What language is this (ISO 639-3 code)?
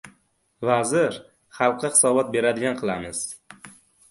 uzb